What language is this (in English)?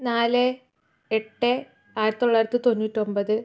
Malayalam